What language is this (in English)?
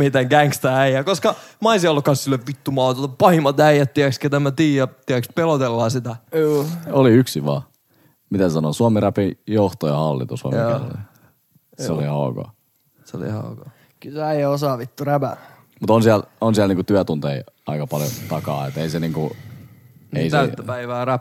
Finnish